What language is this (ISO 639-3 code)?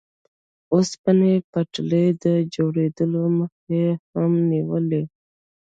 pus